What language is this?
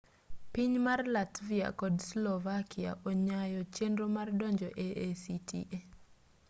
Luo (Kenya and Tanzania)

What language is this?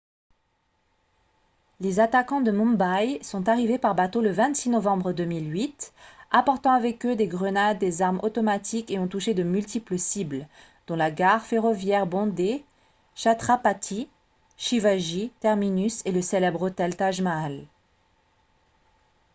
French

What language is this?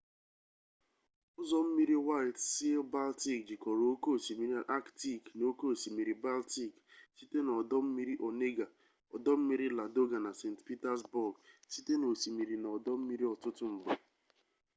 Igbo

